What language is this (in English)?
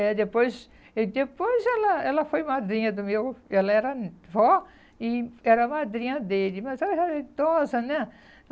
Portuguese